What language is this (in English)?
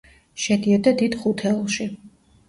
Georgian